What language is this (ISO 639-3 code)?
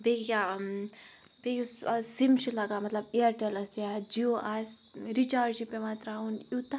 kas